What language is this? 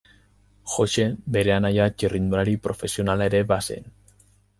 Basque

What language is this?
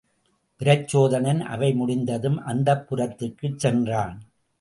Tamil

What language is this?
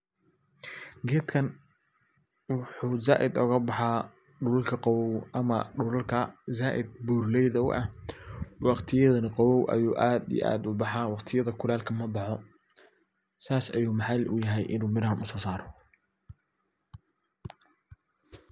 Somali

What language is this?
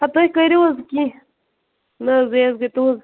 Kashmiri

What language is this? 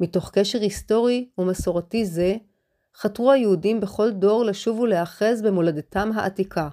Hebrew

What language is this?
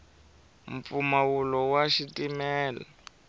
Tsonga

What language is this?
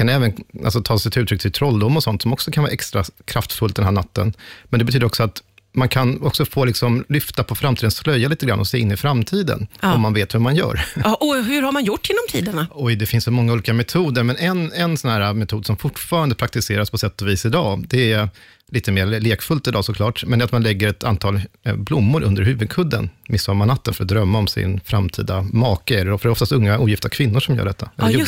Swedish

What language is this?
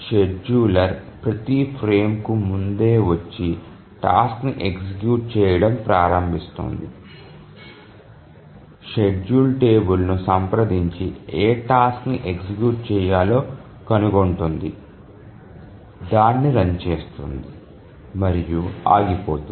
Telugu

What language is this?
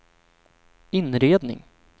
Swedish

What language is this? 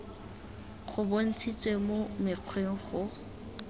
Tswana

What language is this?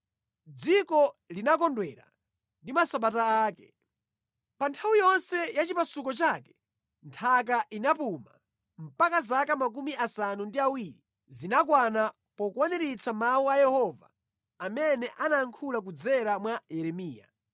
Nyanja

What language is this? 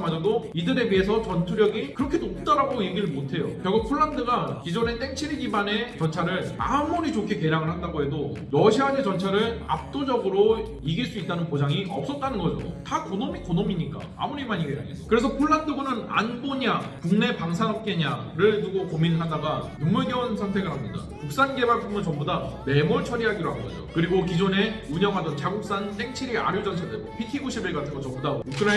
Korean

